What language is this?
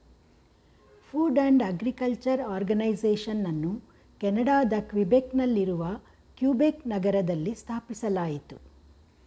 Kannada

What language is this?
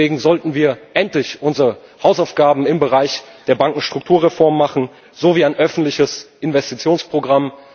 German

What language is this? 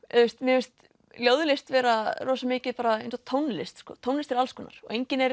Icelandic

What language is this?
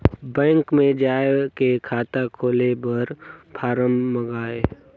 Chhattisgarhi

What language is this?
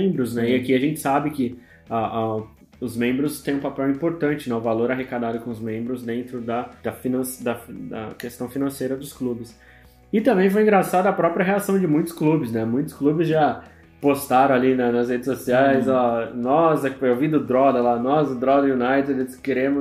Portuguese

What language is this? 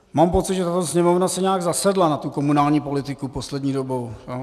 Czech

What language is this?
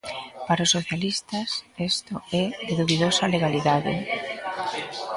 Galician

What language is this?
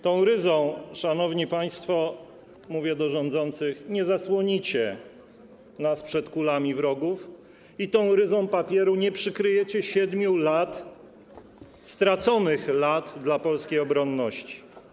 Polish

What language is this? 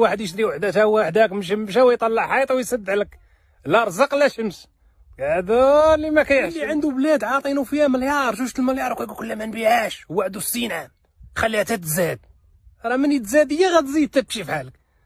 Arabic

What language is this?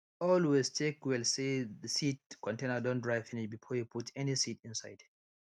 Nigerian Pidgin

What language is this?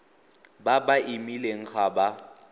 Tswana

